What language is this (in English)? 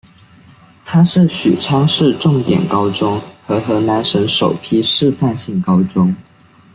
Chinese